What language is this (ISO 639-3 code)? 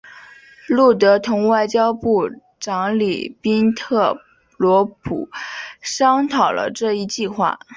zho